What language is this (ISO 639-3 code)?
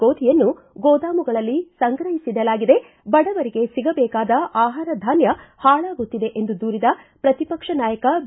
kan